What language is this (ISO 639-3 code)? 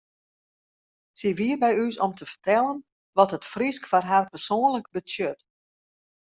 fry